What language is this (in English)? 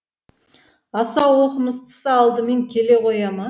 Kazakh